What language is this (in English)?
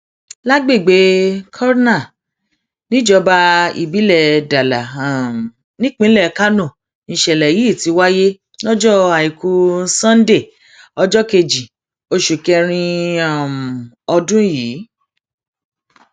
Yoruba